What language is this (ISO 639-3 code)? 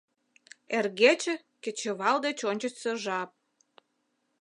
chm